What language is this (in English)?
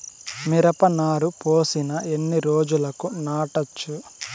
Telugu